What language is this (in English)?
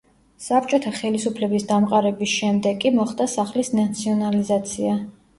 Georgian